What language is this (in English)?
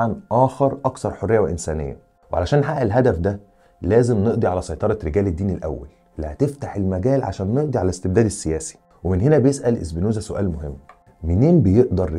Arabic